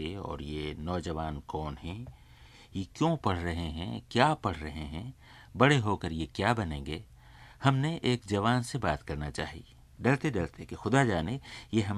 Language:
Hindi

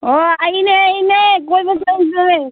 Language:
Manipuri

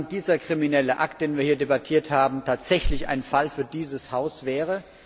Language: German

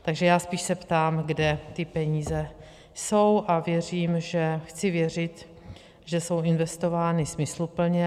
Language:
Czech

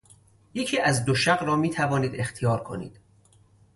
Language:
Persian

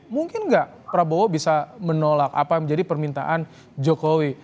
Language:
Indonesian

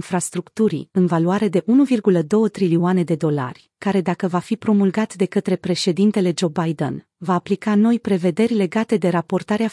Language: Romanian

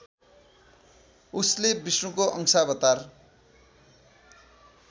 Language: Nepali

